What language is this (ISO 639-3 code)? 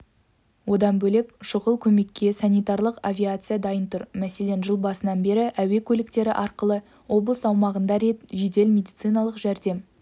kaz